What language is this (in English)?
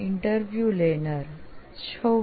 Gujarati